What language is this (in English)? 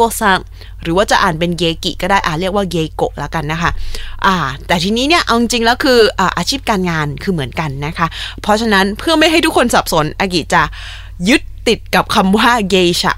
Thai